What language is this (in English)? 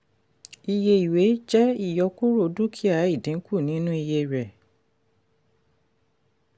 Yoruba